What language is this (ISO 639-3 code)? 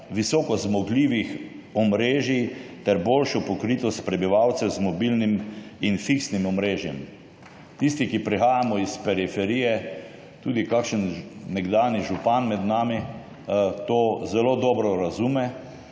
slv